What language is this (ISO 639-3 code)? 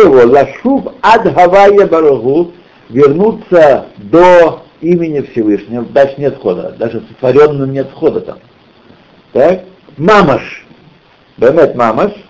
rus